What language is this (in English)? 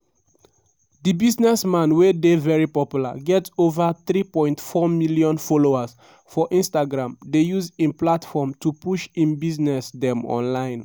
Nigerian Pidgin